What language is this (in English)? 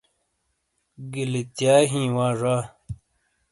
Shina